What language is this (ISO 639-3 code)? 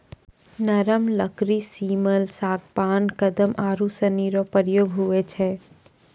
mai